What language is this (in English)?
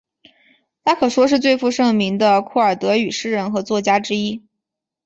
Chinese